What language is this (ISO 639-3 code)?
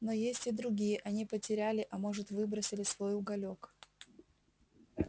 rus